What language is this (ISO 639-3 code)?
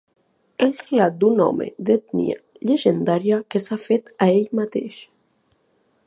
cat